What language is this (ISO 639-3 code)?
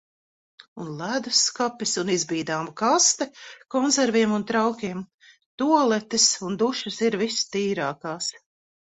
lav